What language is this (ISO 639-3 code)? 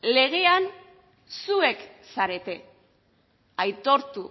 eus